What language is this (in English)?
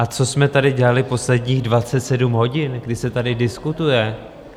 Czech